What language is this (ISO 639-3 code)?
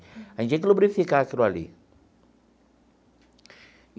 por